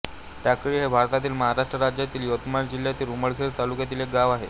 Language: Marathi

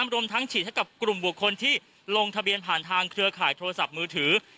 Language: Thai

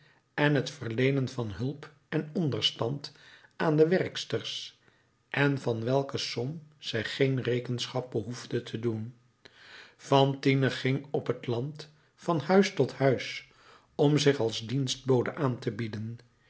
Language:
Dutch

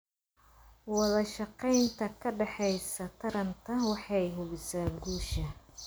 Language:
Somali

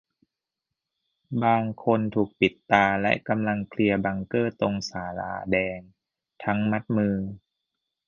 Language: Thai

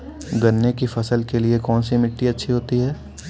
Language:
Hindi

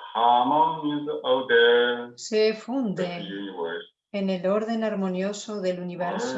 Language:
Spanish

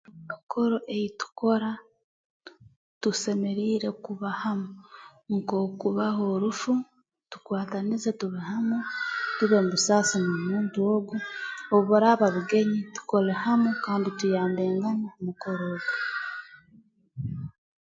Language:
Tooro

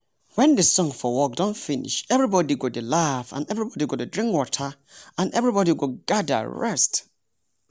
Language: Nigerian Pidgin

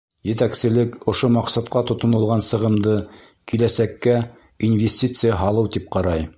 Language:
Bashkir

